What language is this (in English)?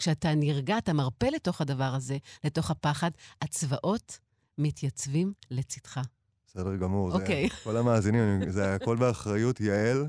Hebrew